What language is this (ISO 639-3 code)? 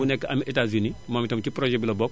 wol